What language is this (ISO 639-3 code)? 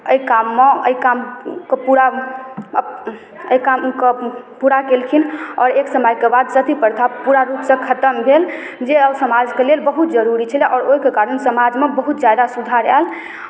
mai